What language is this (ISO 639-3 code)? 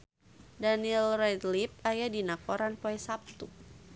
sun